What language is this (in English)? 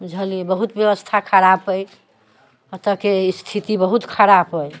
Maithili